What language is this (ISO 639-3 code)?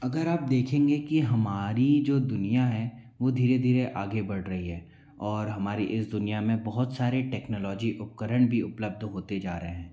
hin